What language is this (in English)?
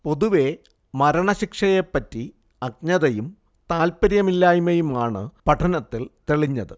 Malayalam